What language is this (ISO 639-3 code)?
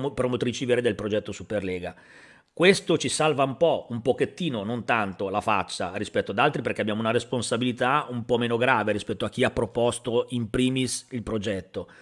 ita